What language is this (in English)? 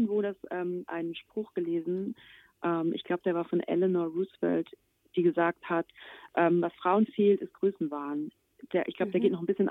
German